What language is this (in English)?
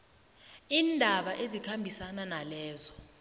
South Ndebele